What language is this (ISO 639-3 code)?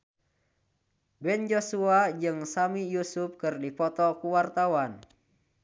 sun